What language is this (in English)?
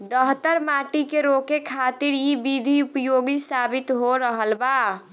Bhojpuri